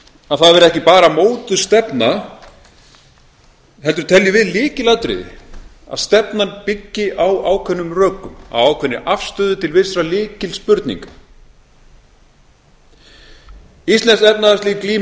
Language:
Icelandic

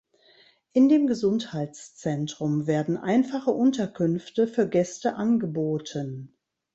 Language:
German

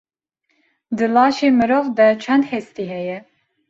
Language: Kurdish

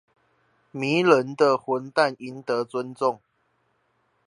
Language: Chinese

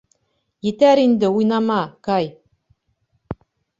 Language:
Bashkir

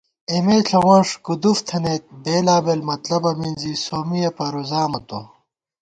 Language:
Gawar-Bati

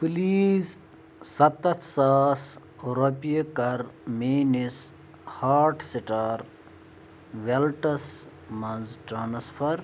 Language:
Kashmiri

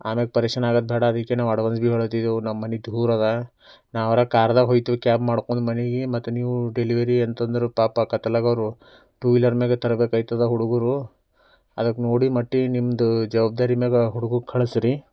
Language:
Kannada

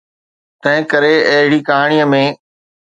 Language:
Sindhi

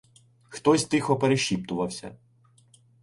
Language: Ukrainian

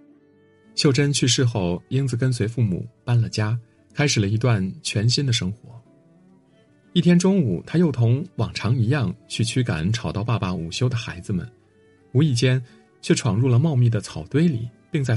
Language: Chinese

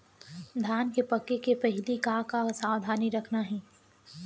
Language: Chhattisgarhi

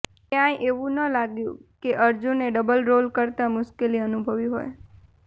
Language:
Gujarati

